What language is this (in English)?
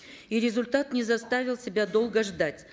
Kazakh